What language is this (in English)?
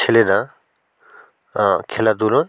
Bangla